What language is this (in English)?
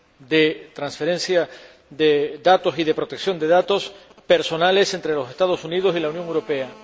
Spanish